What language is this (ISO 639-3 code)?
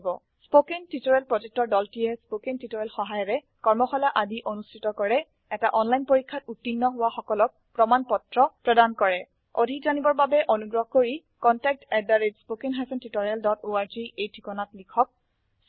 asm